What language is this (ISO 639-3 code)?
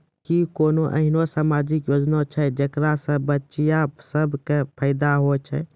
mai